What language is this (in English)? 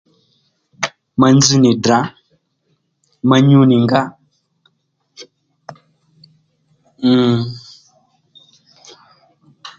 Lendu